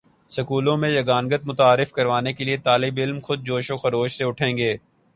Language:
Urdu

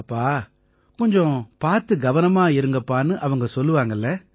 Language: Tamil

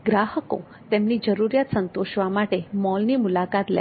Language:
Gujarati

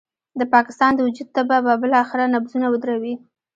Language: Pashto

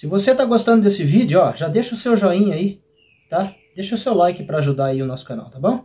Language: Portuguese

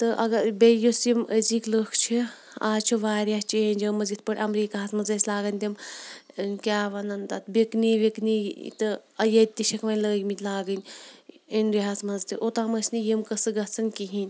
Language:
Kashmiri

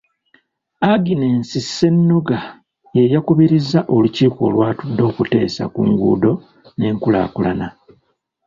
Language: Ganda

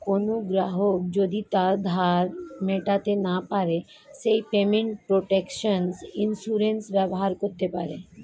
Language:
Bangla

